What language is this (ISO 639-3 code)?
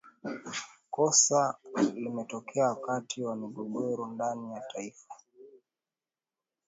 swa